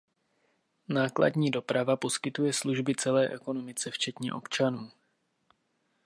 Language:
Czech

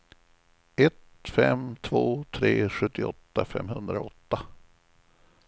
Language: Swedish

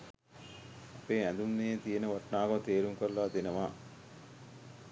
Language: Sinhala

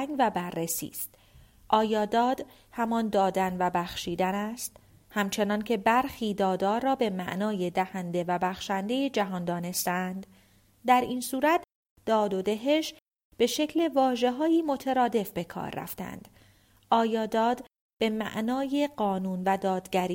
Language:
Persian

